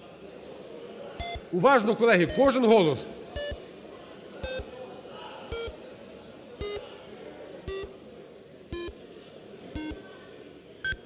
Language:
Ukrainian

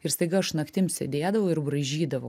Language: Lithuanian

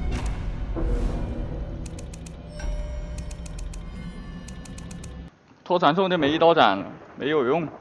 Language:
Chinese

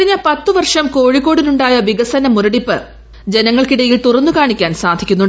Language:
Malayalam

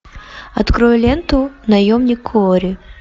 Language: Russian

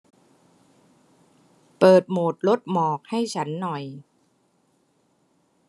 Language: Thai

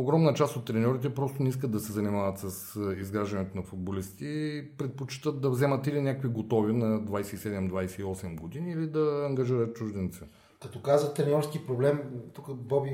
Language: Bulgarian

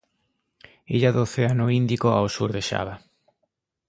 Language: Galician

